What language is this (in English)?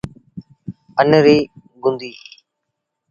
Sindhi Bhil